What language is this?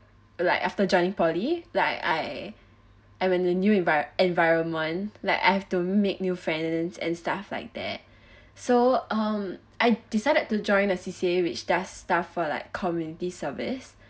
English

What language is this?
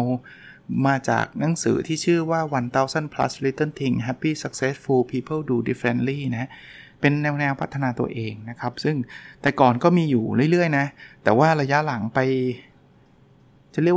Thai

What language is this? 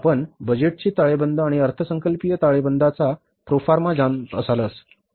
Marathi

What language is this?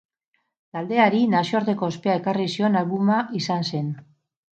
Basque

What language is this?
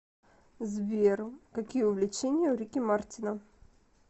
Russian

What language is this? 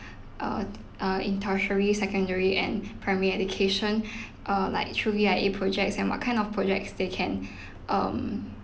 English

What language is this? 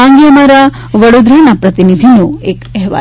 Gujarati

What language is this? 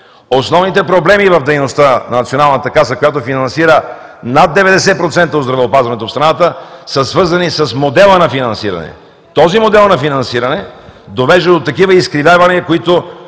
Bulgarian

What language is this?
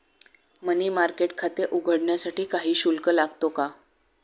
Marathi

